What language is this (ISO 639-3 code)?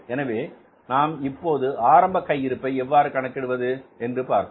tam